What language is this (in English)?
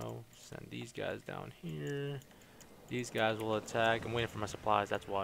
English